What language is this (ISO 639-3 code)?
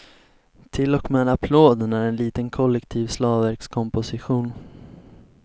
swe